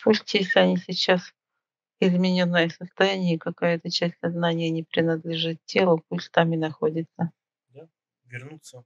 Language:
Russian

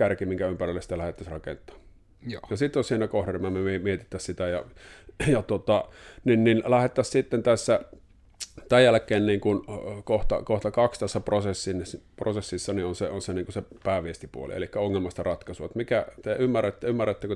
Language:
Finnish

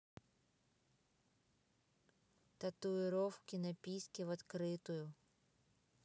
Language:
Russian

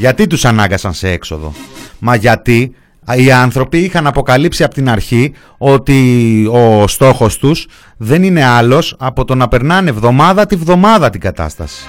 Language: Greek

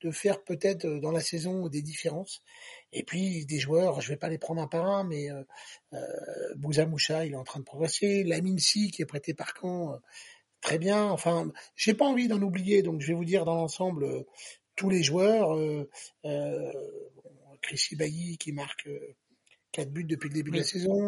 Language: French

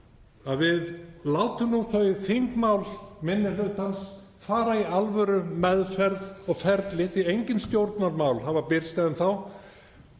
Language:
Icelandic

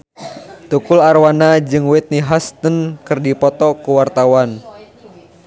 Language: Sundanese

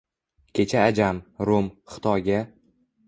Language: Uzbek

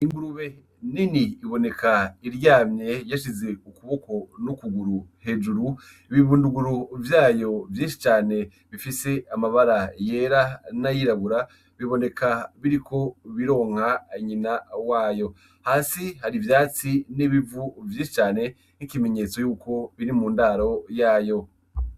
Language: Rundi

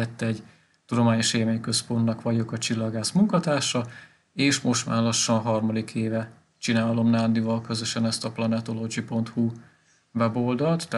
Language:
Hungarian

